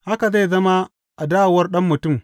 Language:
Hausa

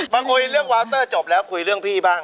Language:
Thai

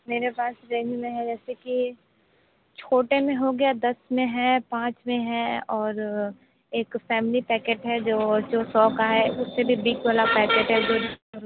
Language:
Hindi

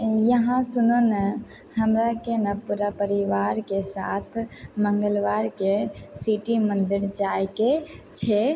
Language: Maithili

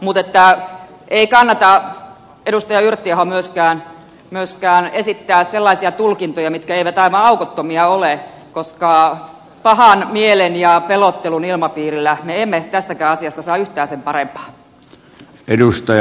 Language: Finnish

